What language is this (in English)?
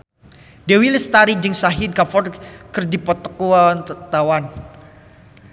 Sundanese